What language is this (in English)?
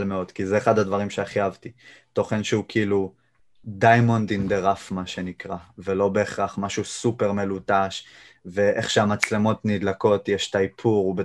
Hebrew